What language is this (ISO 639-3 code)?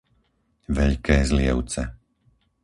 slk